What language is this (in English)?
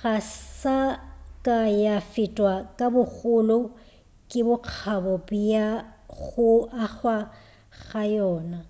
Northern Sotho